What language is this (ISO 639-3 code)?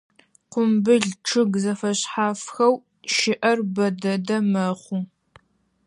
ady